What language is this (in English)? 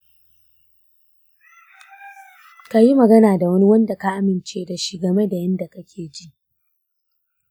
Hausa